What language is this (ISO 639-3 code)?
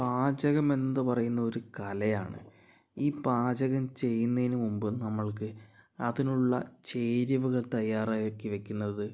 mal